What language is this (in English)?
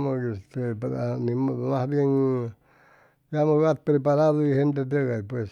Chimalapa Zoque